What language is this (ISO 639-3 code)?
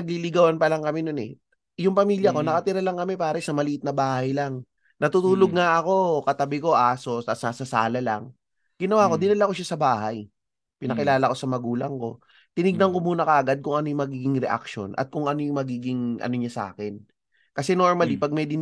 fil